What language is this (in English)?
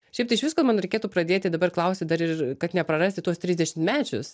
Lithuanian